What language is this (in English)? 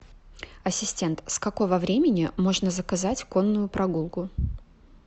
Russian